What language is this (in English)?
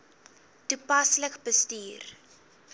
Afrikaans